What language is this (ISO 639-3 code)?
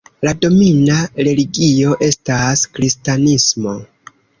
epo